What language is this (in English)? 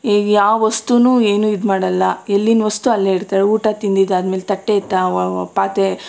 Kannada